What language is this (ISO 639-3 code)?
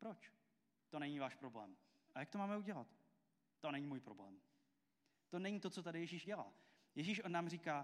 ces